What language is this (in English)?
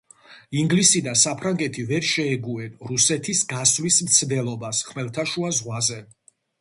Georgian